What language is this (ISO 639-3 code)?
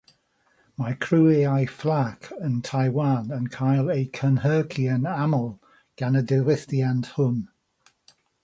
cym